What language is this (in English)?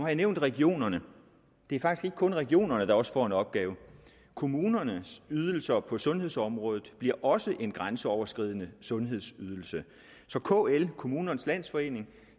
Danish